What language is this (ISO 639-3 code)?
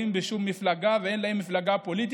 heb